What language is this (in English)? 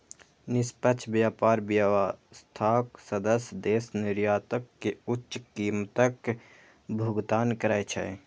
Maithili